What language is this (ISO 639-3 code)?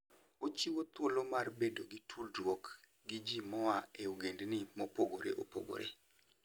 luo